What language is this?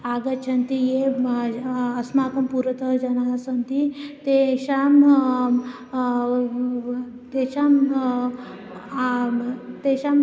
Sanskrit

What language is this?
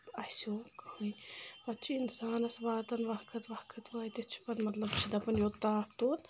Kashmiri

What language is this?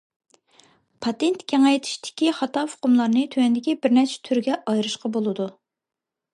Uyghur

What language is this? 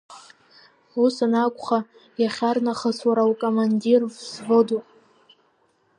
Abkhazian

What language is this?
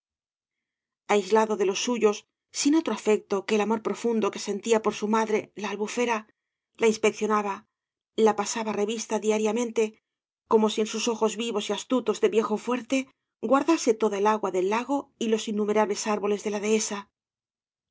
Spanish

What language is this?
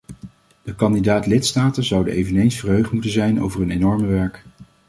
Dutch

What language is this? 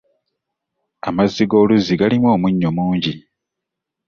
Ganda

